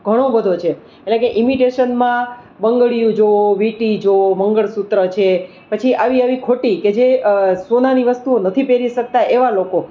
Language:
Gujarati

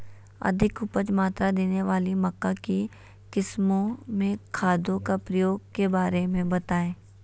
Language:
Magahi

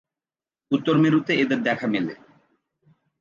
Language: Bangla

